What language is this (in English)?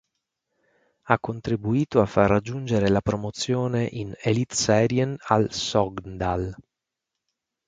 Italian